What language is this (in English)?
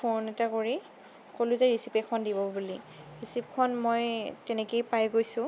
Assamese